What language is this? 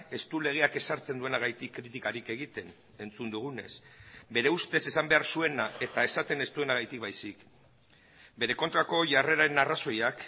Basque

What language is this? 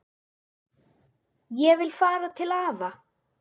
Icelandic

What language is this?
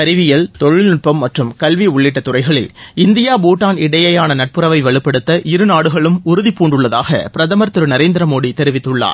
Tamil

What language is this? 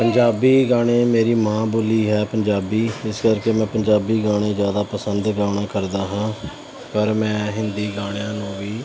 Punjabi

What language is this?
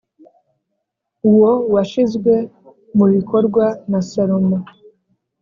Kinyarwanda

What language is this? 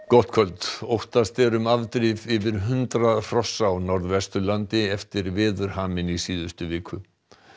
Icelandic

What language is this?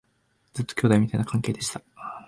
Japanese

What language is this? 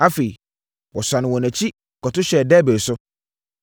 Akan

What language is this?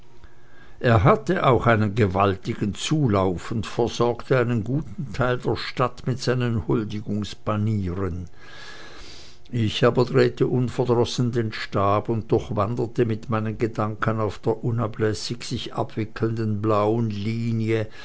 German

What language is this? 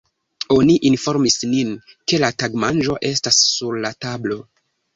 Esperanto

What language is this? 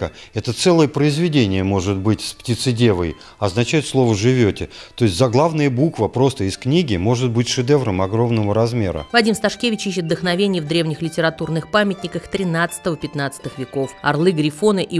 Russian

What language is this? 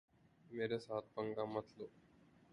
Urdu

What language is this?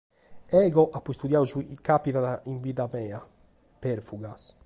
Sardinian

